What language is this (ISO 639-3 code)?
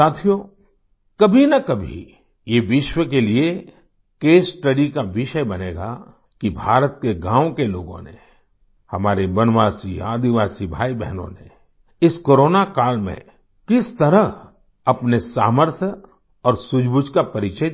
hin